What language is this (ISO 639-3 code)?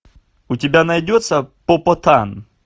rus